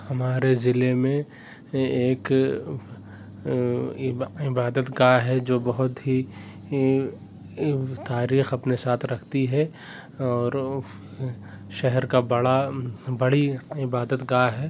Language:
Urdu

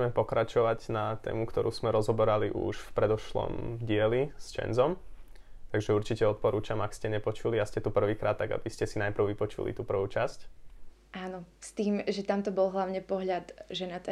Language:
Slovak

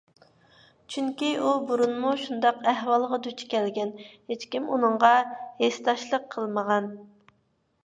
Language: Uyghur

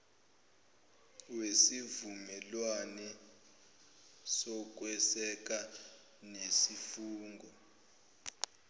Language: Zulu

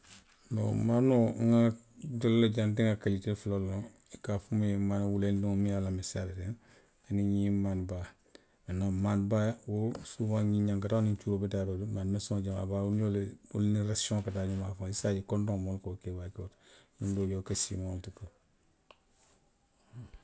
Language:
Western Maninkakan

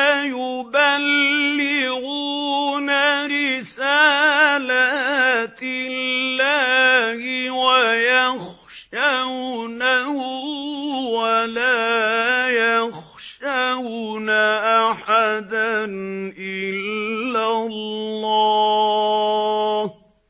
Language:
Arabic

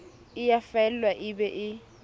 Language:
Southern Sotho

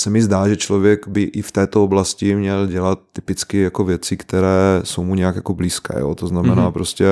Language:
Czech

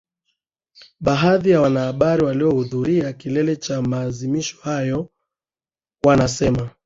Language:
Swahili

